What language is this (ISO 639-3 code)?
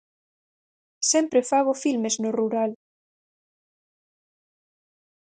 glg